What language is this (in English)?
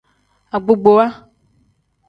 Tem